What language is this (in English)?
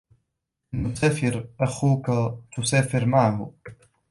Arabic